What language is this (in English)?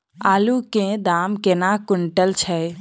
Maithili